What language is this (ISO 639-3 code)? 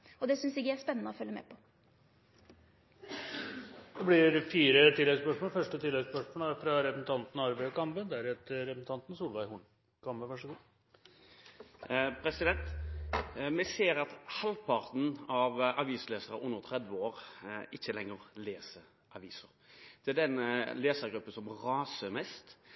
nor